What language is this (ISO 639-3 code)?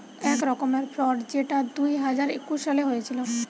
ben